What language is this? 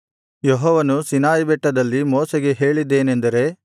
Kannada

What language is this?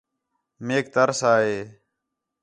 Khetrani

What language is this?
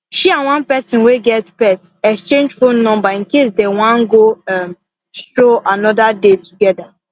Nigerian Pidgin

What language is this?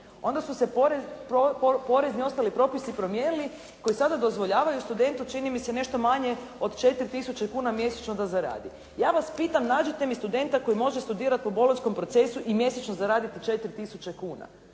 Croatian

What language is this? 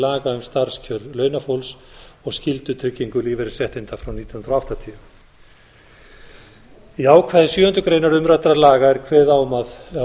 Icelandic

